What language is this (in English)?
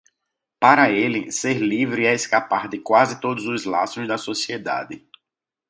Portuguese